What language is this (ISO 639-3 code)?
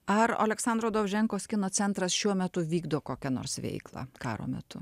lit